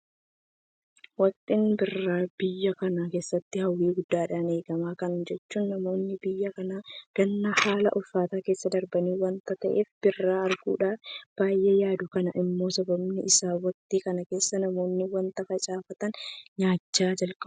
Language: Oromo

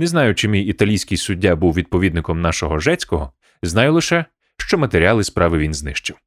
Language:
Ukrainian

